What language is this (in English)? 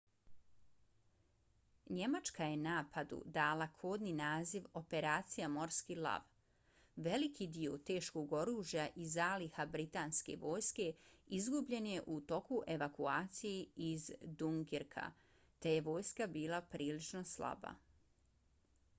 Bosnian